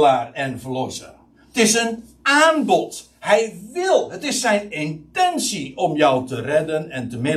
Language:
Dutch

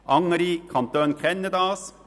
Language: Swiss German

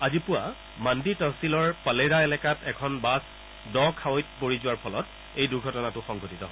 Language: Assamese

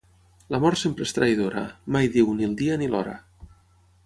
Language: Catalan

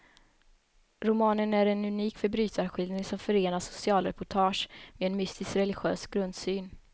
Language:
Swedish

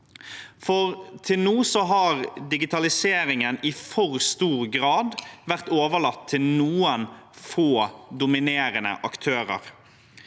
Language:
Norwegian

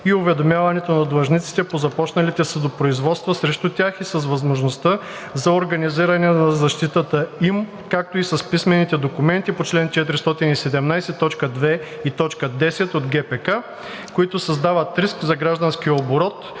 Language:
Bulgarian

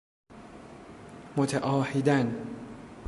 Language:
Persian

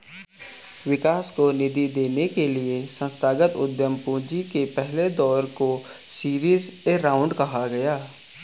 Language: Hindi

